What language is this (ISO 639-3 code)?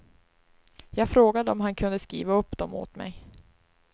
swe